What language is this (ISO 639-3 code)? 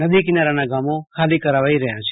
guj